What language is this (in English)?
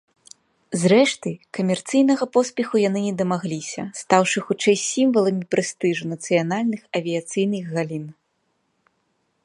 Belarusian